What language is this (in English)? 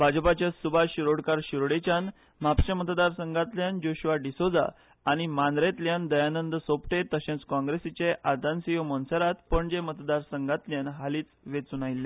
Konkani